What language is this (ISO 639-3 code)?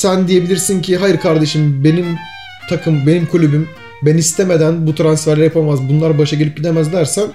tur